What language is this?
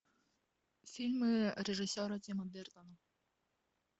Russian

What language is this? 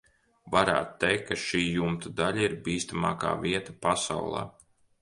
Latvian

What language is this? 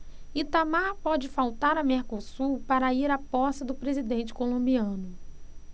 Portuguese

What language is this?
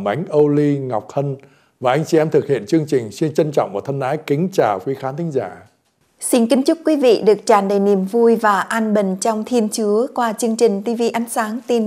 Vietnamese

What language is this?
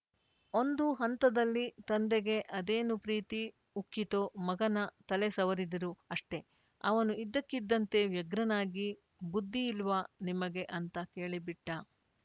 Kannada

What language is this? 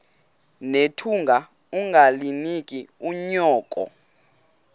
Xhosa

